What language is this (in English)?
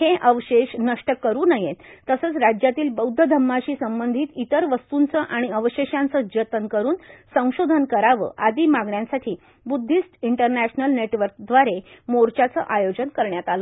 Marathi